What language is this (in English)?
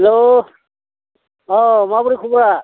Bodo